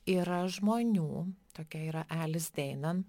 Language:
Lithuanian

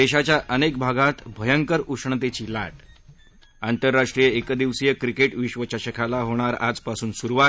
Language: Marathi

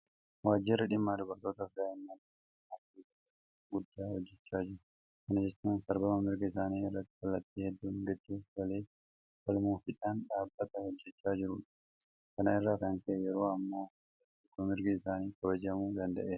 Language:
Oromo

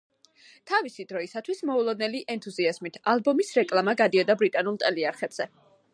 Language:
Georgian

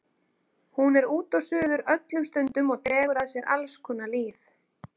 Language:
Icelandic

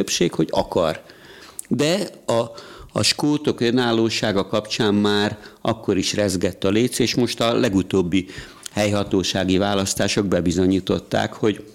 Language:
Hungarian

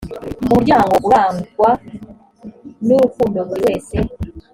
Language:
Kinyarwanda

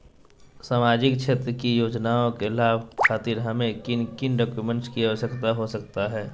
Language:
Magahi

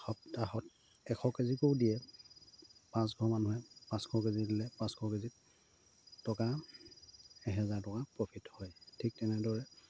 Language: Assamese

